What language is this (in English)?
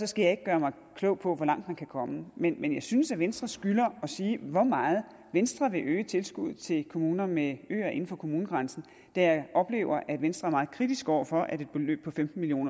Danish